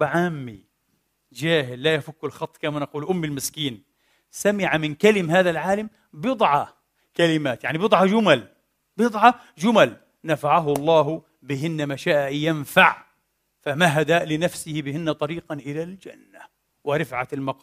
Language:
Arabic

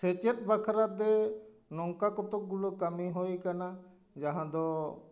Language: Santali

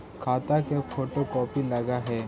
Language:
Magahi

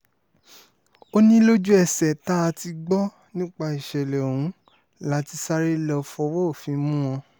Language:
Yoruba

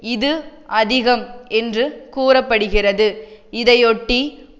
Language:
Tamil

